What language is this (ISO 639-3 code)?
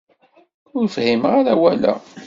kab